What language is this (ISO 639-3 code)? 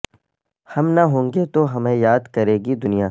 urd